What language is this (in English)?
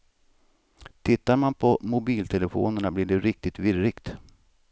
Swedish